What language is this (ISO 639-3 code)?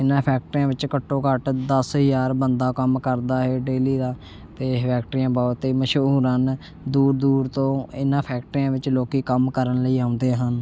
pan